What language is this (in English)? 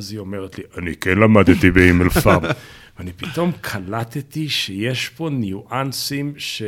Hebrew